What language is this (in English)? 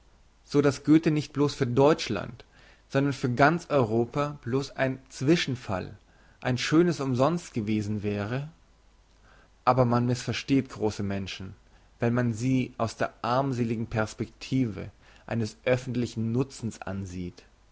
German